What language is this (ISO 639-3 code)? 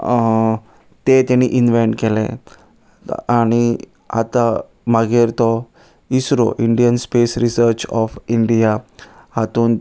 kok